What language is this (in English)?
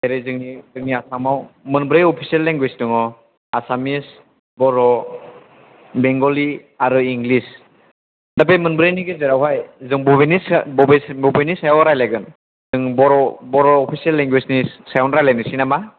Bodo